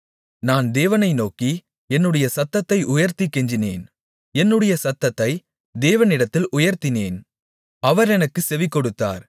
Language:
Tamil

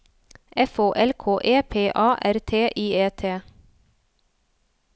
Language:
Norwegian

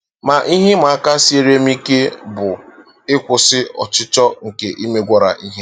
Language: Igbo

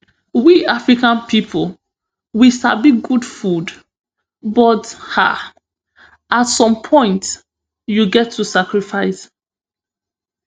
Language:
Nigerian Pidgin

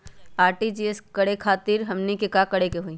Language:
Magahi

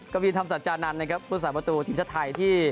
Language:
Thai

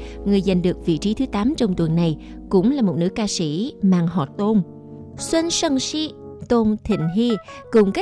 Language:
Vietnamese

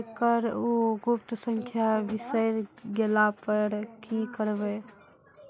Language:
Maithili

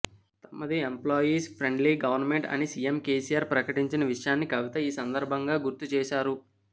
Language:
Telugu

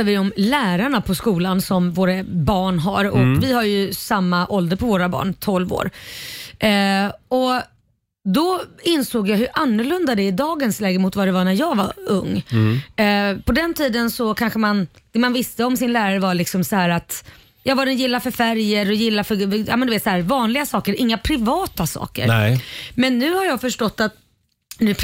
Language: Swedish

